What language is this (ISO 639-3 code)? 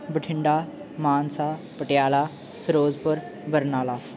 pan